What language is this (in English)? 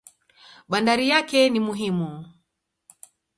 Swahili